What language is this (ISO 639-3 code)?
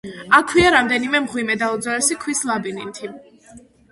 kat